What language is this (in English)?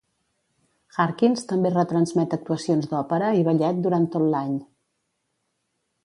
Catalan